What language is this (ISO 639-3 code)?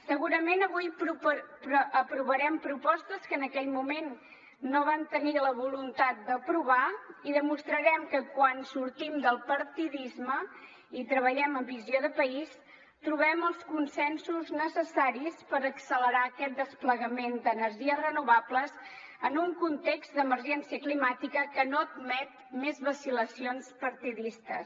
cat